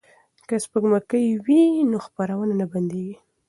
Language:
Pashto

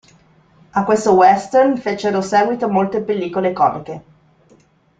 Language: Italian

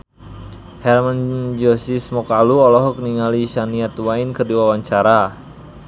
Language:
Sundanese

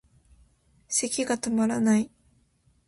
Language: Japanese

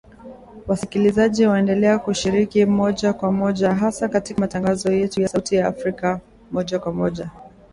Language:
Swahili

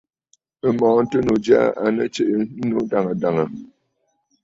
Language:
Bafut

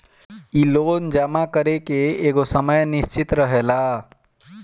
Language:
Bhojpuri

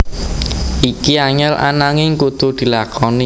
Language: Javanese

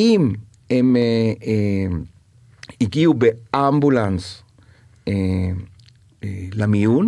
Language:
Hebrew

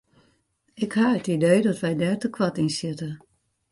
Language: Western Frisian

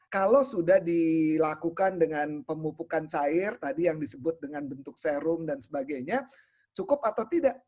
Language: Indonesian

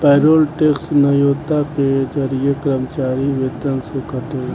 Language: Bhojpuri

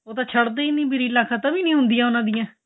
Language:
Punjabi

